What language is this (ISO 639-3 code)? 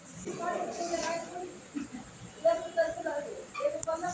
bho